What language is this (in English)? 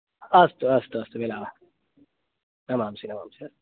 Sanskrit